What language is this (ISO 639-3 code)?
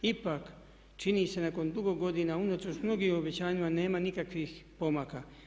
hrv